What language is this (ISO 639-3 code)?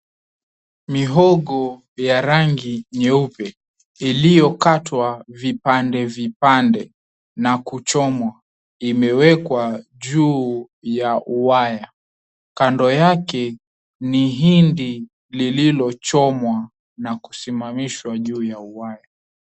swa